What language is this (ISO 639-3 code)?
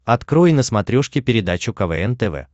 rus